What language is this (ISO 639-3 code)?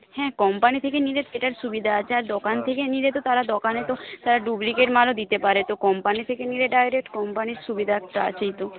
ben